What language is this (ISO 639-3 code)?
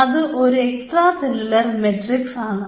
mal